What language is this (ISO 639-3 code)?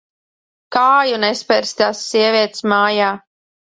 lav